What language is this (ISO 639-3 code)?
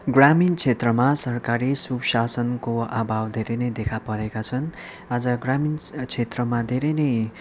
nep